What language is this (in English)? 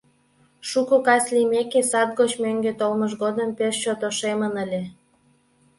Mari